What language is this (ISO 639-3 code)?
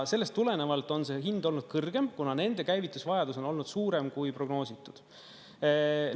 est